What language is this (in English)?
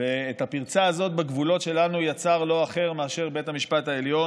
Hebrew